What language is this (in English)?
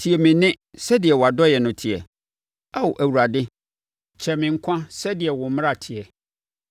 Akan